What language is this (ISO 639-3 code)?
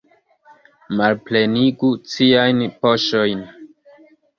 epo